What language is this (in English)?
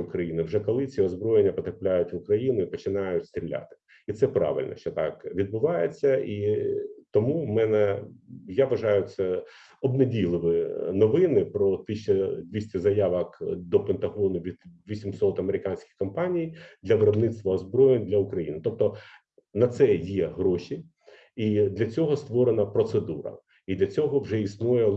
Ukrainian